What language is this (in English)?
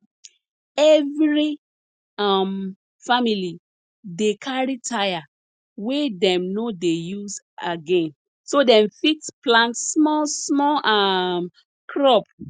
Nigerian Pidgin